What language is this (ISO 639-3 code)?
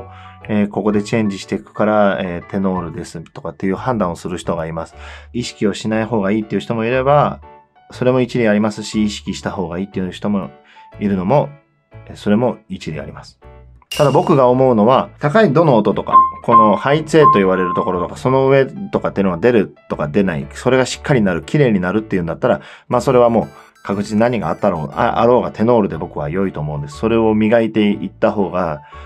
jpn